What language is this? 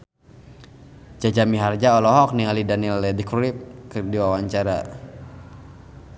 Sundanese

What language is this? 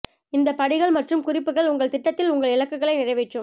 Tamil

